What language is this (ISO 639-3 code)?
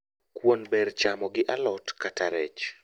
luo